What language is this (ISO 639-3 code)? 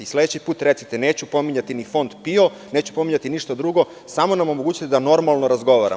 srp